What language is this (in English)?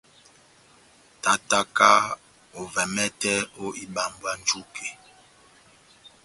Batanga